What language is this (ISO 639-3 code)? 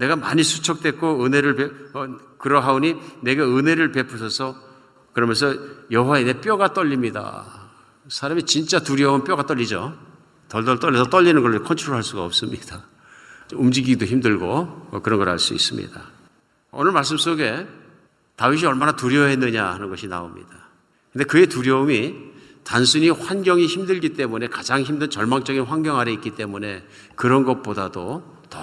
kor